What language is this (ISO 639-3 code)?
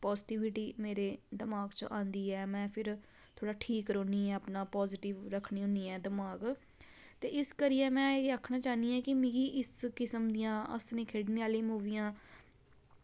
doi